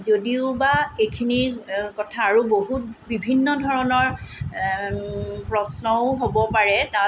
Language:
Assamese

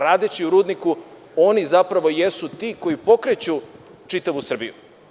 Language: Serbian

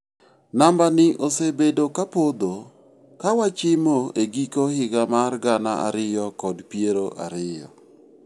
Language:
Luo (Kenya and Tanzania)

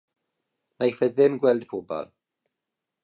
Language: Welsh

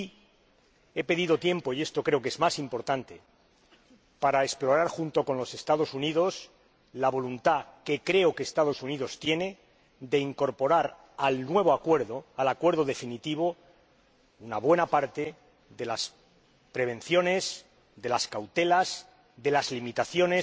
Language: Spanish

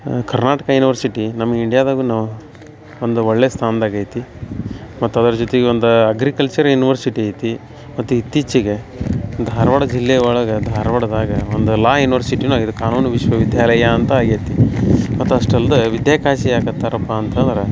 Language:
Kannada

